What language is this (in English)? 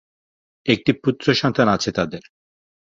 Bangla